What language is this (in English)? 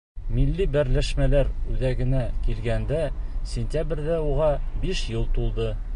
Bashkir